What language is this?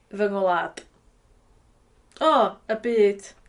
Welsh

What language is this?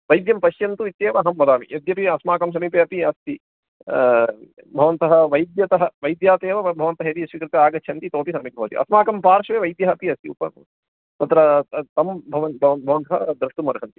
Sanskrit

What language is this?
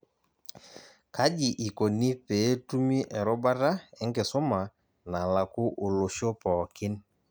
Masai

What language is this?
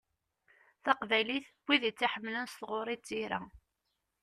Kabyle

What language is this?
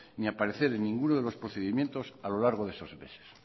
Spanish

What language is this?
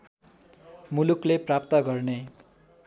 Nepali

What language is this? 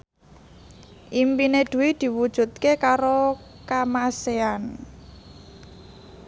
Javanese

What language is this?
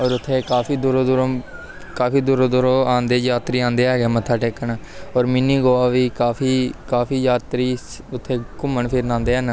Punjabi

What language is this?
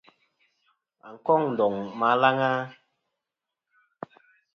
Kom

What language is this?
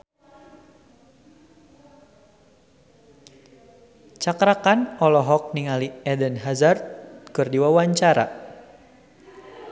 Sundanese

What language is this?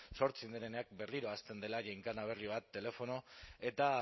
Basque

